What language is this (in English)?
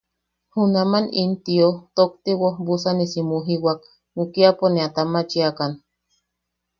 Yaqui